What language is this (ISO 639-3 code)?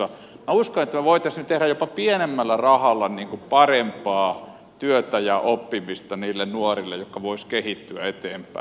fin